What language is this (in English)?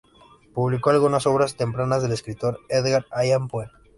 Spanish